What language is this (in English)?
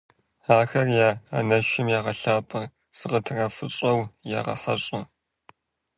Kabardian